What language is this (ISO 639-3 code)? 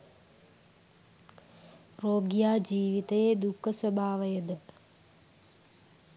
sin